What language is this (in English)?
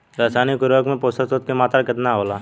Bhojpuri